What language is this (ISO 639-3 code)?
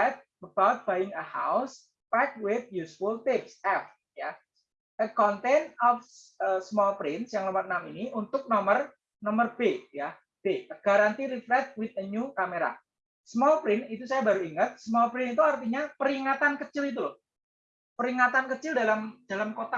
ind